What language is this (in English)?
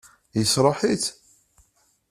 Kabyle